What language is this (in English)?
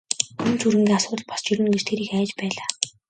Mongolian